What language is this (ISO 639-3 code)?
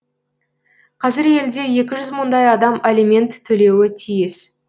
kaz